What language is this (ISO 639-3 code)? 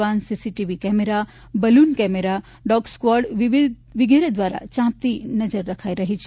guj